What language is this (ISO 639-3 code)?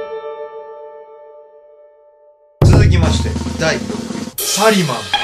jpn